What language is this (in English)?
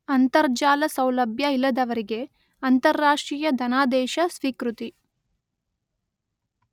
Kannada